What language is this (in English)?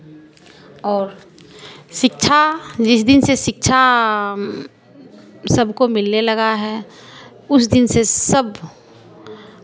Hindi